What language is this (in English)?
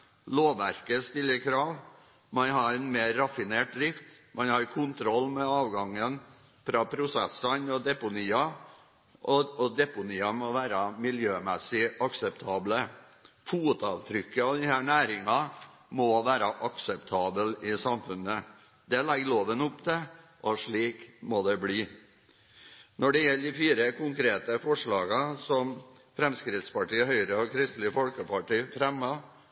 Norwegian Bokmål